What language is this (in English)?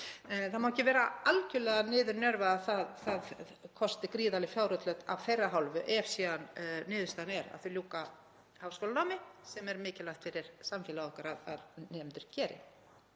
Icelandic